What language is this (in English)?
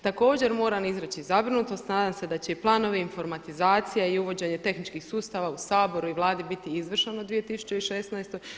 Croatian